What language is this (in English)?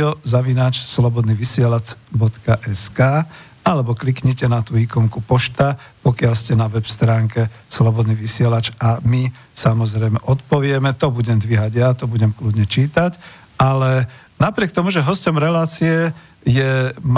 Slovak